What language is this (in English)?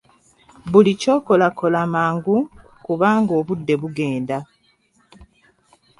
Ganda